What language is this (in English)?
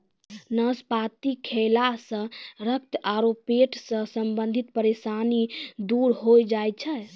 Maithili